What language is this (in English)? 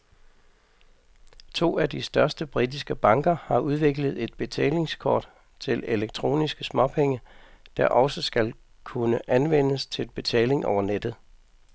Danish